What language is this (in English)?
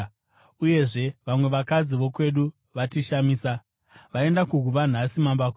Shona